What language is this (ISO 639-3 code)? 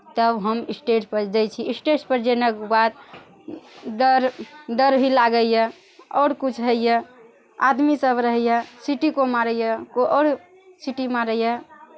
mai